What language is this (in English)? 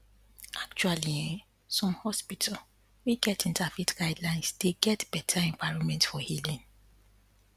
Nigerian Pidgin